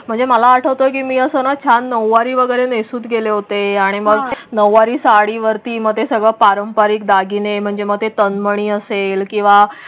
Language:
Marathi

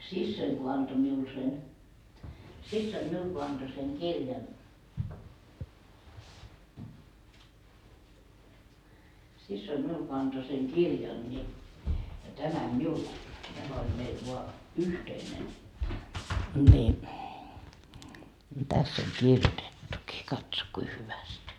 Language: Finnish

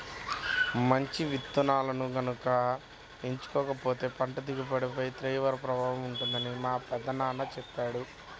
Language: Telugu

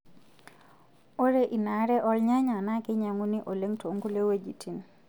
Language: Masai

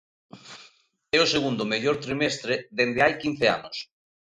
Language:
Galician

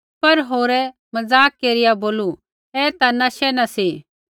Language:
Kullu Pahari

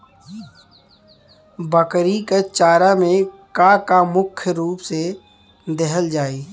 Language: Bhojpuri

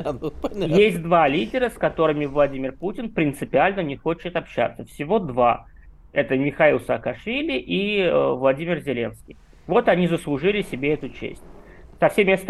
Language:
Russian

